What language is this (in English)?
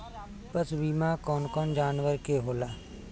Bhojpuri